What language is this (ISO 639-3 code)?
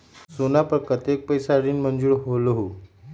mag